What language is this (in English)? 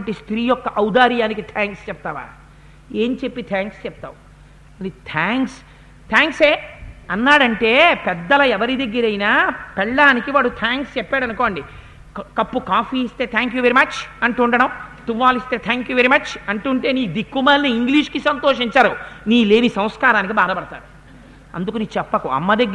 Telugu